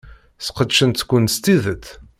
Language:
Kabyle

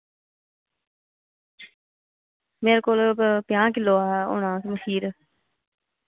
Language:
Dogri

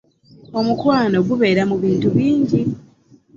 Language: Ganda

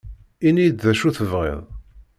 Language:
Kabyle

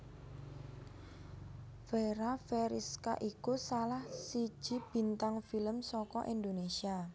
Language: Javanese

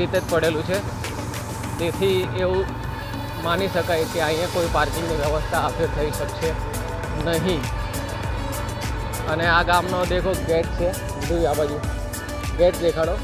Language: Hindi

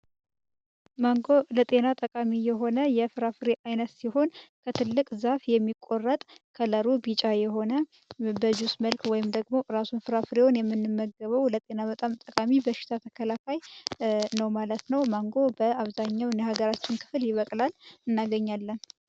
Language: Amharic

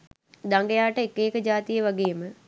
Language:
Sinhala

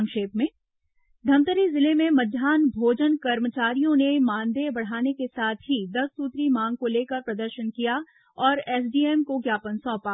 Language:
Hindi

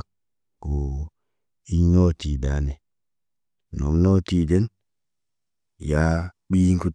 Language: Naba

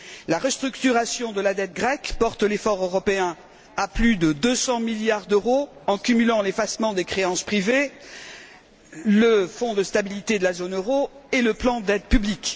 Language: French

